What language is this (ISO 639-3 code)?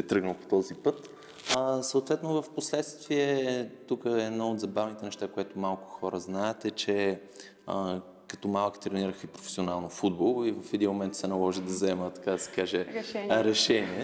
bul